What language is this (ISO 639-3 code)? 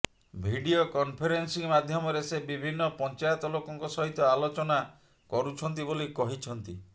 ori